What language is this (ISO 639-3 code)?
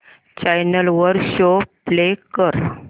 mar